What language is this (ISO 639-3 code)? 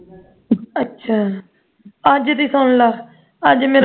pan